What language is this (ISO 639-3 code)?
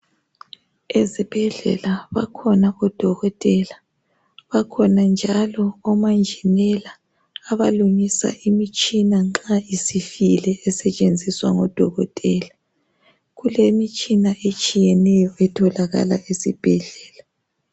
nde